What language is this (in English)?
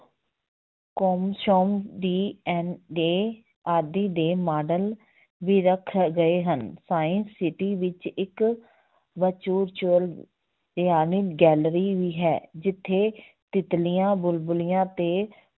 Punjabi